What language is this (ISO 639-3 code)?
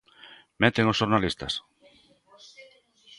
glg